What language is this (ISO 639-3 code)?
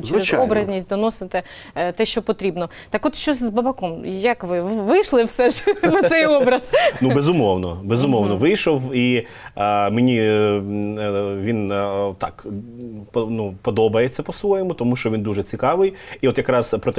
ukr